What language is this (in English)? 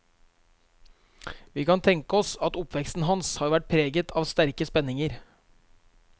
Norwegian